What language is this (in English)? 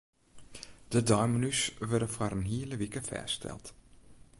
Western Frisian